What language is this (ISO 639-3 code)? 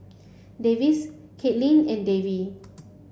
eng